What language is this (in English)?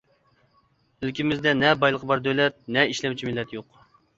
Uyghur